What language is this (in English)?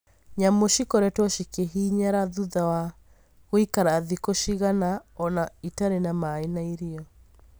Kikuyu